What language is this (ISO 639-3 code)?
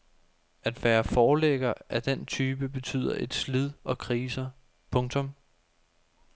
dan